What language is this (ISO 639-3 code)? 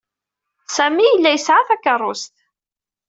kab